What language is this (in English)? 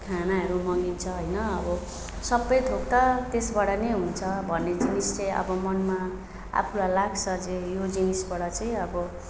Nepali